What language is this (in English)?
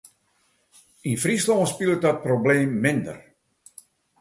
Western Frisian